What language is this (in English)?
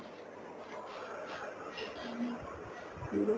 Punjabi